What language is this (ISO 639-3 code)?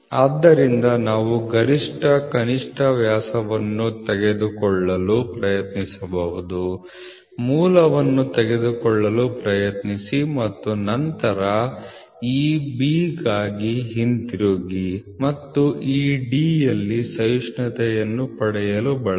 kan